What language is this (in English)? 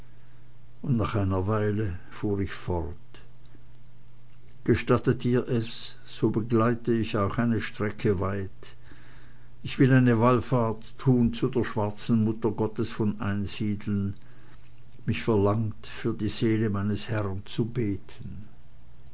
German